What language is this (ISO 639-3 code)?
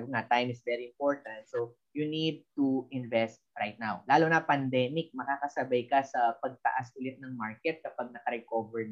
fil